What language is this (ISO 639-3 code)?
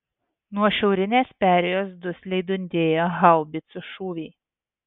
lit